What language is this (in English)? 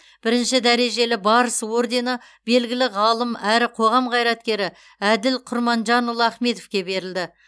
Kazakh